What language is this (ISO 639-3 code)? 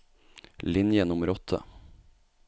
nor